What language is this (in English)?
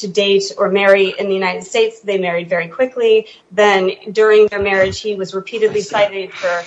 English